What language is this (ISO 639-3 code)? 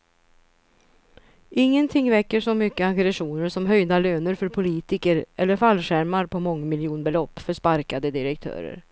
swe